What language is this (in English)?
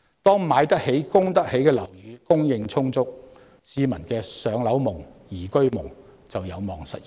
Cantonese